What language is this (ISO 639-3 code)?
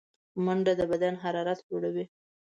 pus